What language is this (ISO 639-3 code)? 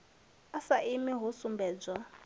ven